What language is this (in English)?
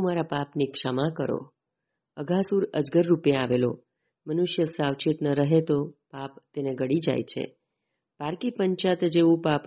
Gujarati